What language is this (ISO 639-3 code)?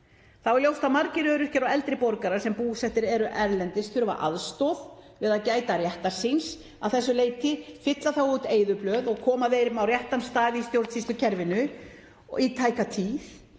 isl